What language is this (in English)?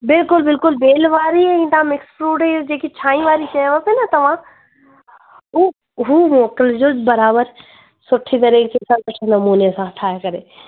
Sindhi